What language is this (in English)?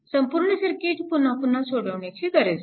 Marathi